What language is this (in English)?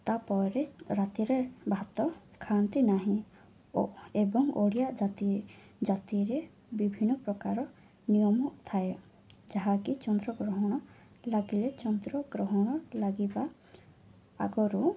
Odia